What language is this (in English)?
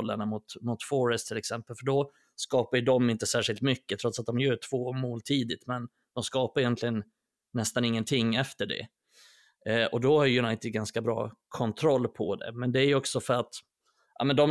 Swedish